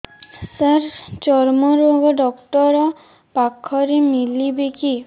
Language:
Odia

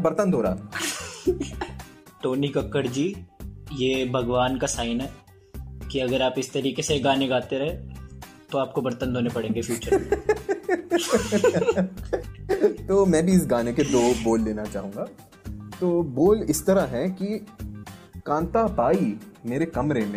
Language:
Hindi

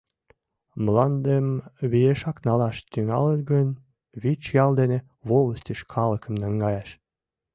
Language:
Mari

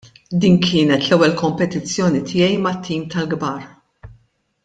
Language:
Maltese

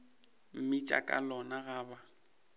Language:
Northern Sotho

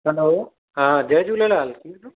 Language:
Sindhi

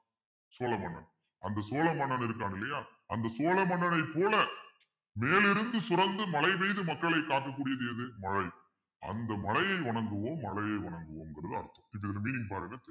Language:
Tamil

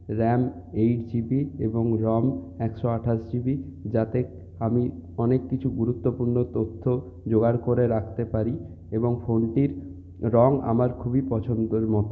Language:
Bangla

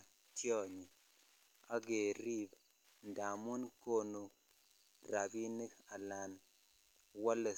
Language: Kalenjin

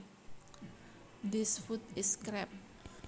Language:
Javanese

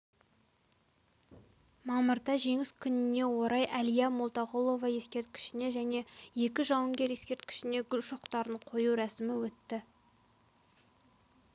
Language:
Kazakh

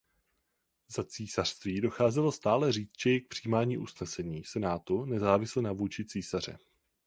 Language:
Czech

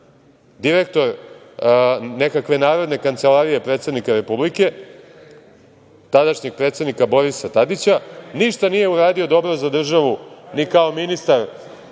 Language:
Serbian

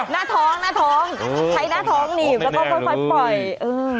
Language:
Thai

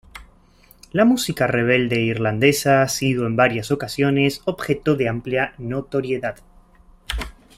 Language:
Spanish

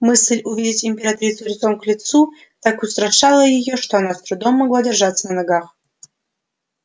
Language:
Russian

